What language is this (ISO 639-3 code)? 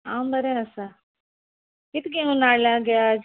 kok